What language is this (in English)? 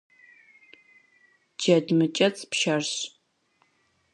Kabardian